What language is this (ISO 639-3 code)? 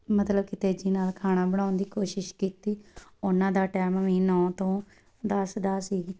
pan